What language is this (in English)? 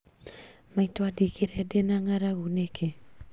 Kikuyu